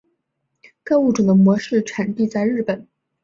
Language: Chinese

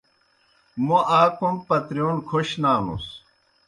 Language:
Kohistani Shina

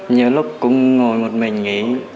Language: Vietnamese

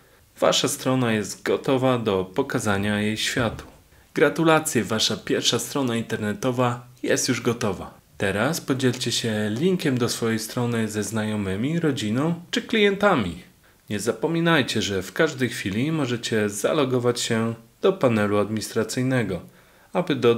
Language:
Polish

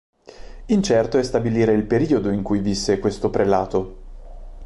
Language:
Italian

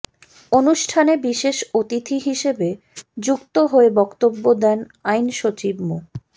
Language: Bangla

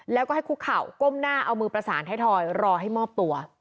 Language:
Thai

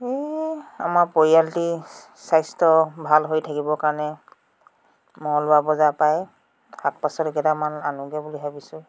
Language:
Assamese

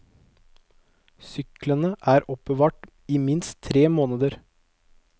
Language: Norwegian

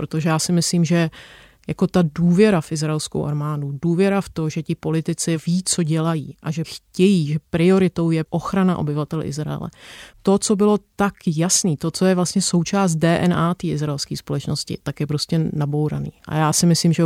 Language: Czech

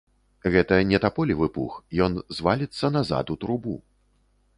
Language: Belarusian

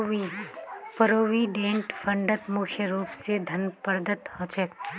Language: Magahi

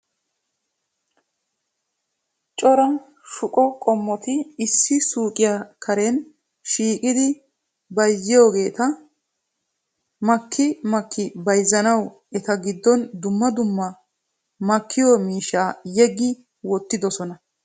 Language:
Wolaytta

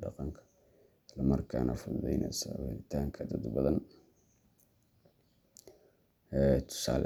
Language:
Somali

